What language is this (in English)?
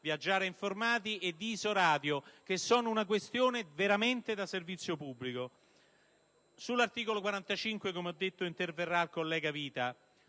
Italian